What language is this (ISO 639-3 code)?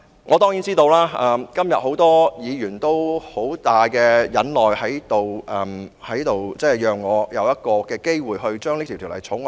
yue